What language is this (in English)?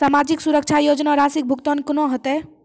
Maithili